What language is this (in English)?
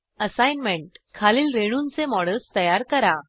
Marathi